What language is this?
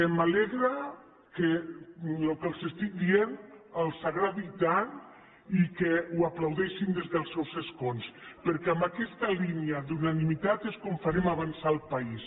Catalan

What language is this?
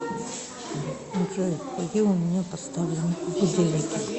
Russian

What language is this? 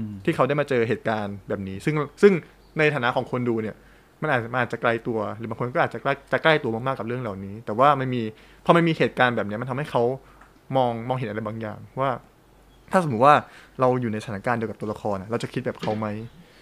Thai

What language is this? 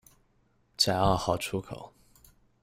Chinese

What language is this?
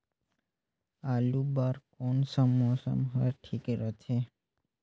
Chhattisgarhi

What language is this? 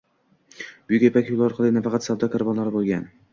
Uzbek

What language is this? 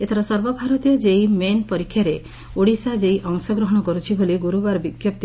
Odia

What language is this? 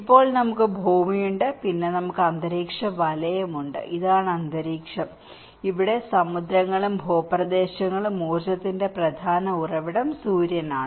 Malayalam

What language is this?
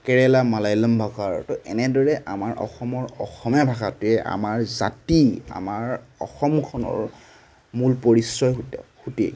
Assamese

